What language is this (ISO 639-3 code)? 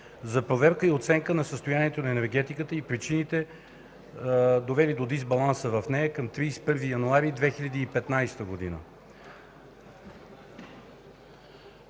bul